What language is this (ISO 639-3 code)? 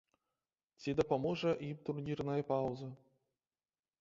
bel